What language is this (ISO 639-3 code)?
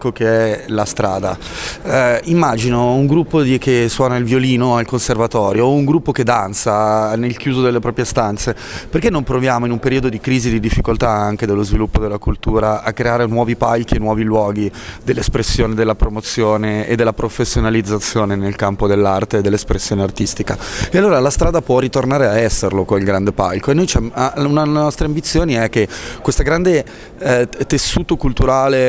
ita